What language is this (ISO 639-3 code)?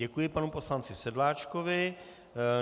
ces